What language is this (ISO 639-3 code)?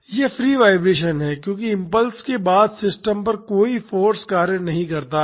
hin